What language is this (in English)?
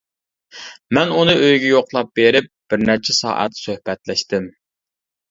Uyghur